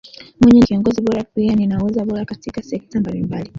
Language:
Swahili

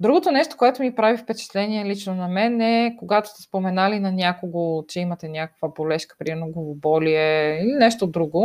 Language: Bulgarian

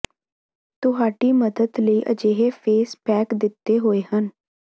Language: Punjabi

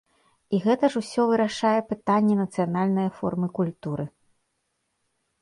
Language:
Belarusian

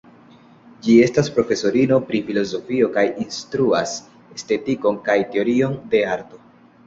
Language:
Esperanto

